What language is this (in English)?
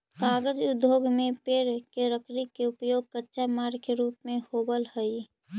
Magahi